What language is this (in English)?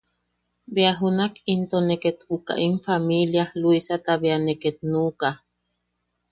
Yaqui